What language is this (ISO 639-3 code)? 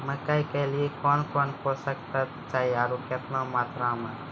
mai